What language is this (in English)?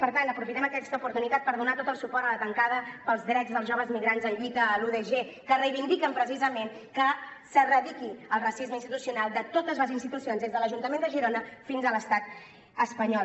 Catalan